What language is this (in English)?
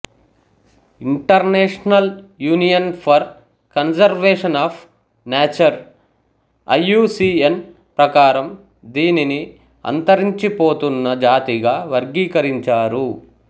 Telugu